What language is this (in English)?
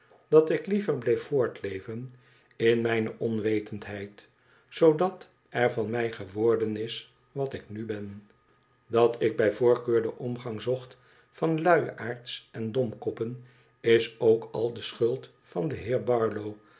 Dutch